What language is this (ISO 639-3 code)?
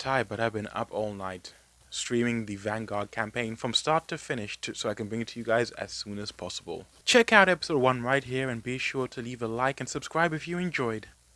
eng